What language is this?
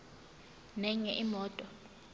Zulu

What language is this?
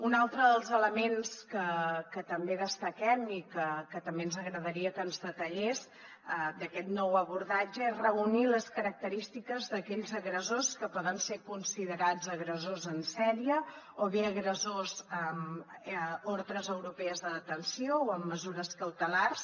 Catalan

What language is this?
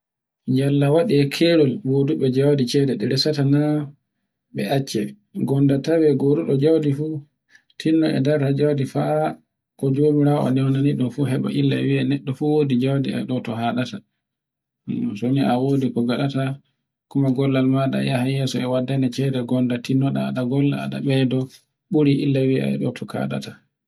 Borgu Fulfulde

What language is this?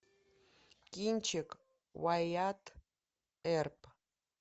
Russian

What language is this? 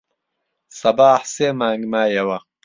Central Kurdish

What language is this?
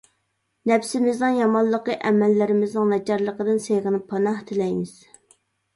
Uyghur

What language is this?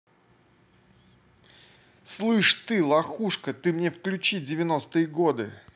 Russian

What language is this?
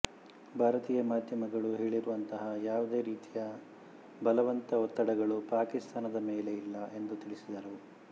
Kannada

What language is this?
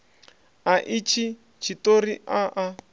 Venda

